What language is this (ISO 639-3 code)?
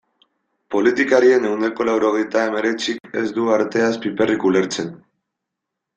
eus